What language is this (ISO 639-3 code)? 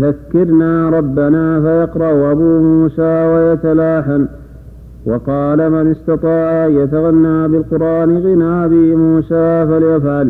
ara